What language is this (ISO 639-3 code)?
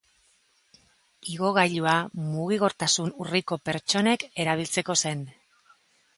eus